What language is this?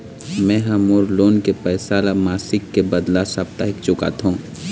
Chhattisgarhi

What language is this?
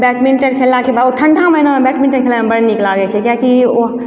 Maithili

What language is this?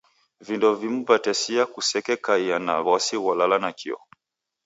Taita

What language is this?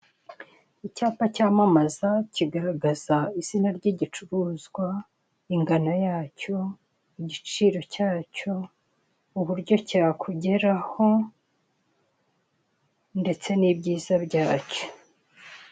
Kinyarwanda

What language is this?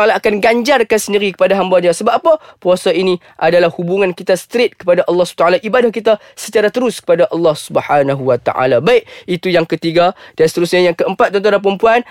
Malay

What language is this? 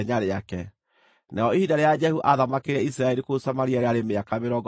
Kikuyu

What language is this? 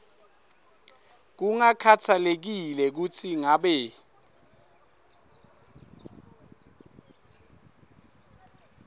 Swati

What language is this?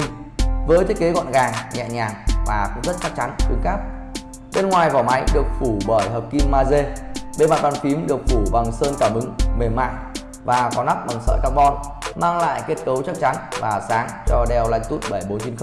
Vietnamese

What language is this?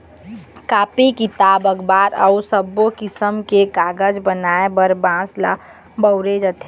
Chhattisgarhi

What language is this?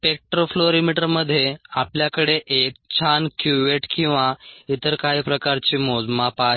Marathi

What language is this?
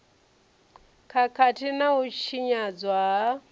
Venda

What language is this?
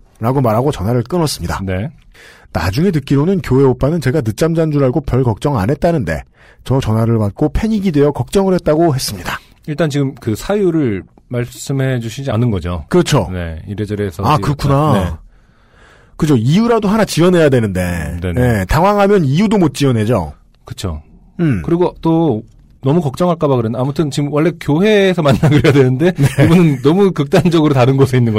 Korean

